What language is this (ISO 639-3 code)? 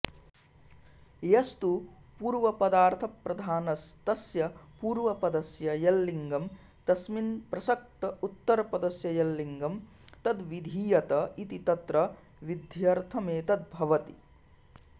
san